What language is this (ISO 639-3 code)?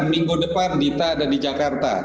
ind